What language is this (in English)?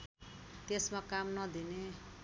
Nepali